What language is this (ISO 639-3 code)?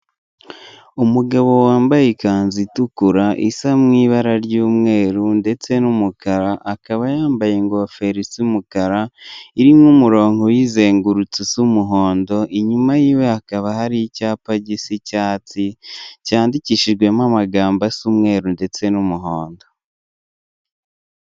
kin